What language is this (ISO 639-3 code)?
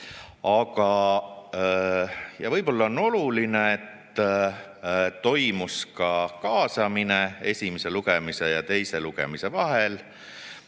est